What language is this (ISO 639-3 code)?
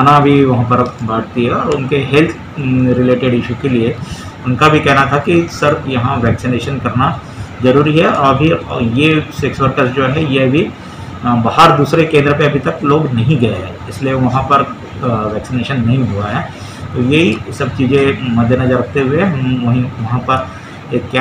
hin